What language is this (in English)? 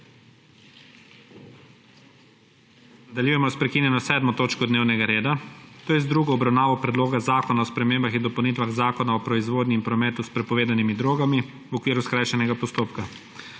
Slovenian